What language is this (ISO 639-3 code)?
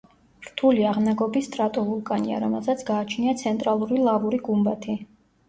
kat